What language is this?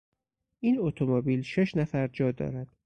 Persian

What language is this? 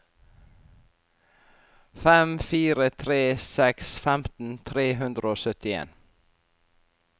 Norwegian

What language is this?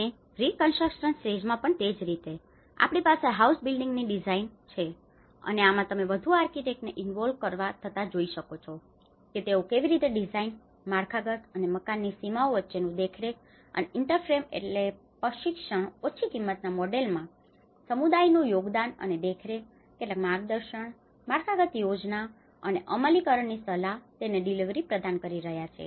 Gujarati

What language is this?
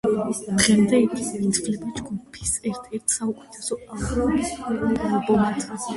Georgian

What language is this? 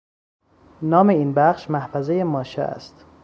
Persian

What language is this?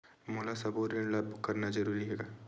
Chhattisgarhi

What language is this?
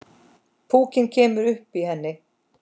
Icelandic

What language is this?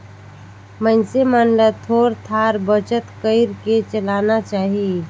Chhattisgarhi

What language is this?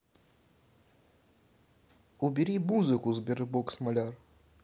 Russian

